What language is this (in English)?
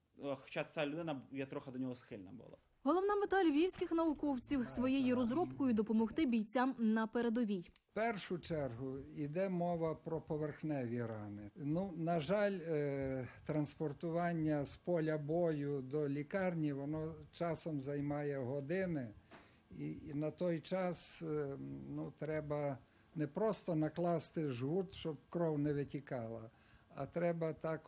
Ukrainian